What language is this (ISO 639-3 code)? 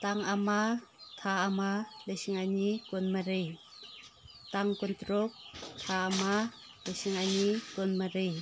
mni